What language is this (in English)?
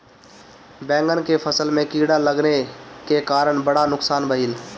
Bhojpuri